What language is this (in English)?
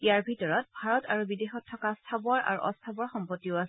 Assamese